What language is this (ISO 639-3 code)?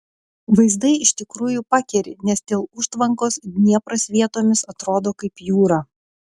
lit